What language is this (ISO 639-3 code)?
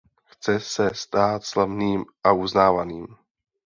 ces